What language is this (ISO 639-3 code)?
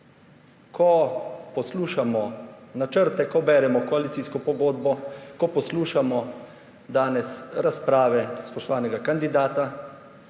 slv